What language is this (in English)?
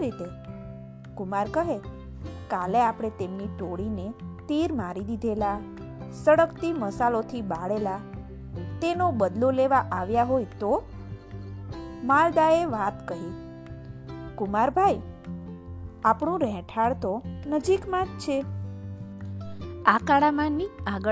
Gujarati